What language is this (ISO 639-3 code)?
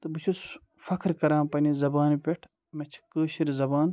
kas